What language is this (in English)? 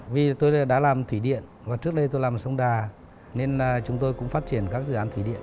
Vietnamese